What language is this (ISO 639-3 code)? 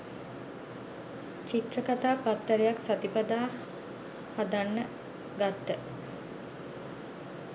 sin